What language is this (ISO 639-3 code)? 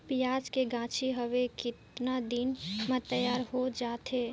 hne